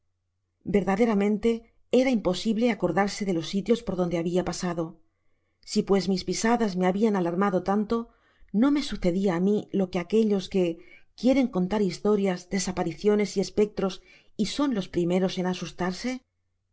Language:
Spanish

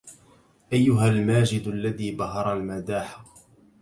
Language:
Arabic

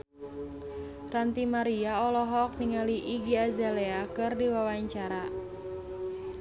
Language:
Sundanese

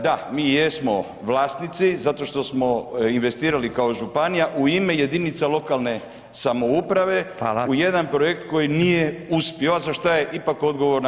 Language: Croatian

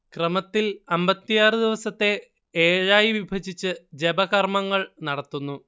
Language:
Malayalam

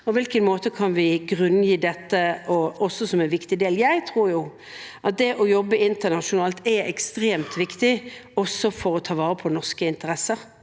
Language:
Norwegian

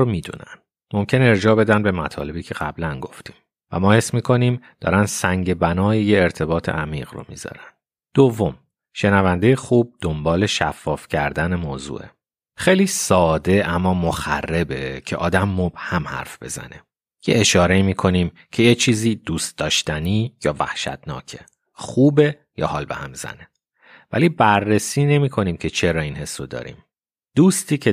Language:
Persian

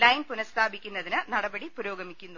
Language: Malayalam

